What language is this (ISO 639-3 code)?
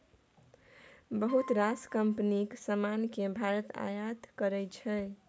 mai